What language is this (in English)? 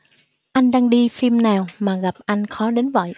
Vietnamese